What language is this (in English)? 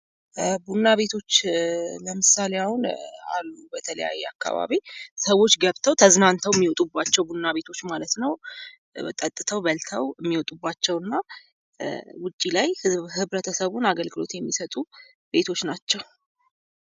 Amharic